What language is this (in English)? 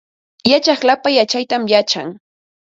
Ambo-Pasco Quechua